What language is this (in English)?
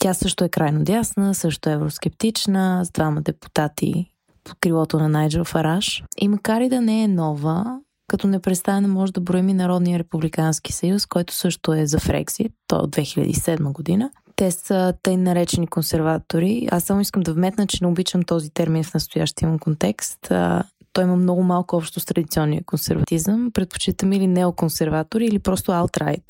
Bulgarian